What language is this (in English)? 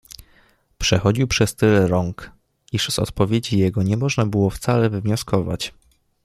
Polish